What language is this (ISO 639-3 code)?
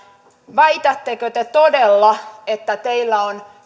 fin